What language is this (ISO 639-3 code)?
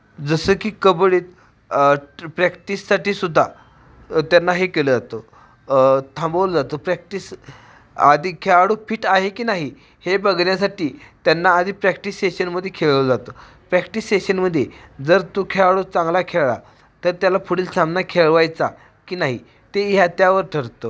mar